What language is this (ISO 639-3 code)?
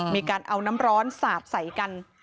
tha